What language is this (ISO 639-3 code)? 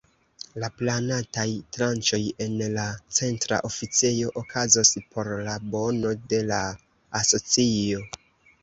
epo